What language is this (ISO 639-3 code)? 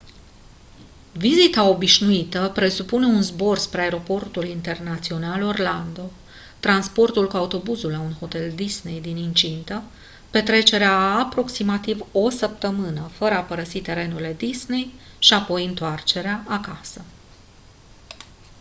ron